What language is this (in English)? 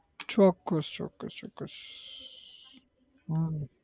Gujarati